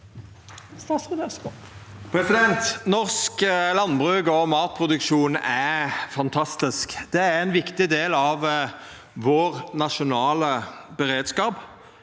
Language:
Norwegian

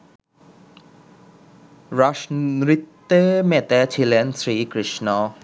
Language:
Bangla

